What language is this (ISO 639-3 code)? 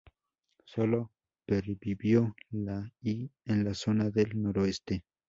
spa